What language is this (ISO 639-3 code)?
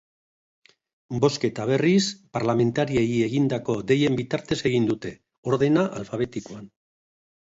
eus